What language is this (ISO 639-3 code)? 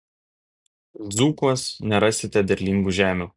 lit